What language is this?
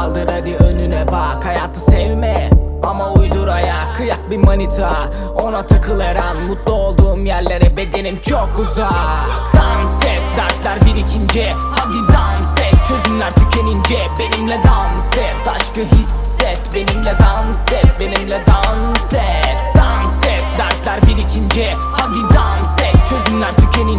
Turkish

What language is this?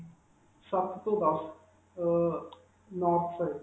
Punjabi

